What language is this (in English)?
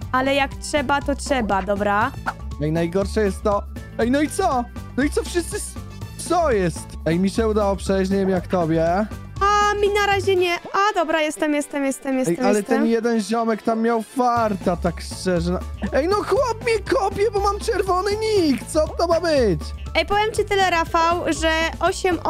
Polish